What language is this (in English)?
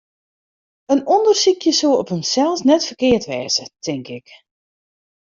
Western Frisian